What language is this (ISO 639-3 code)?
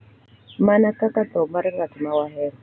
luo